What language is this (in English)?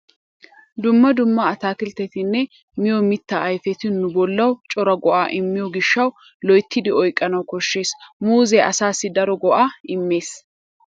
Wolaytta